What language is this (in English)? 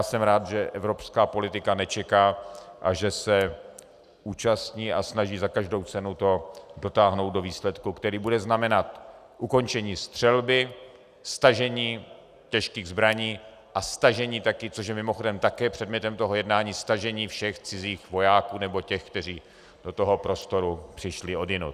Czech